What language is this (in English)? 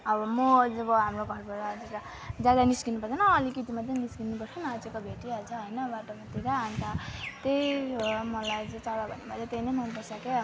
Nepali